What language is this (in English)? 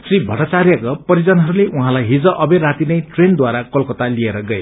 Nepali